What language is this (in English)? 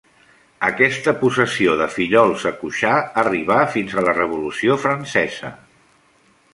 Catalan